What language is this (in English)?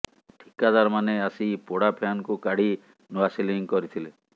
Odia